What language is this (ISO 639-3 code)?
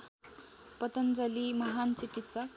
nep